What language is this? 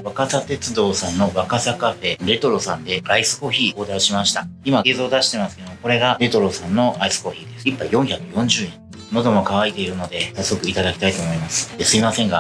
Japanese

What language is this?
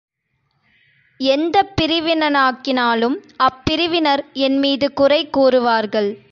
Tamil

